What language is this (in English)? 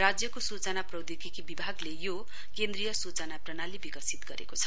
Nepali